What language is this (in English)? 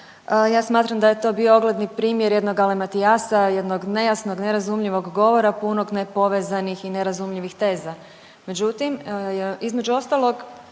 Croatian